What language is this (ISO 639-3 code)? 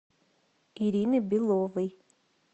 rus